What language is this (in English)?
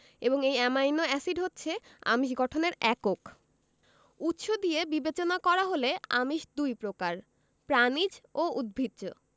Bangla